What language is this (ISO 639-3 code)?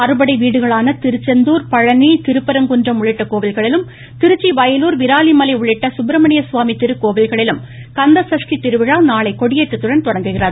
tam